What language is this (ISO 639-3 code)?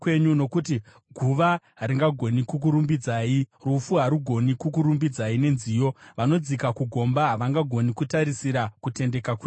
sna